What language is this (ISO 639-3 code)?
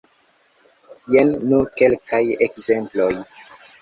epo